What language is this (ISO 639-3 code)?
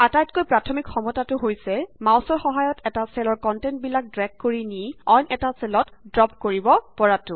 asm